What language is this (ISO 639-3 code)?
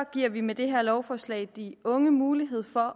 dan